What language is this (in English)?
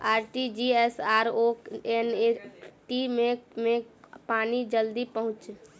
Maithili